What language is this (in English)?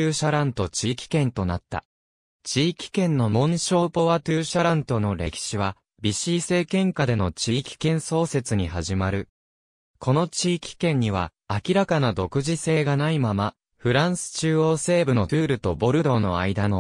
Japanese